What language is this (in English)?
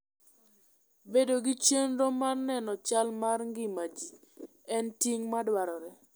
Luo (Kenya and Tanzania)